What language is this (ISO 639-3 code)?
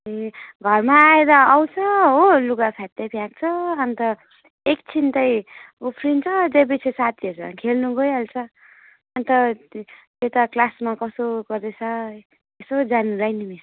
nep